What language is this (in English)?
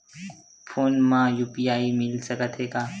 Chhattisgarhi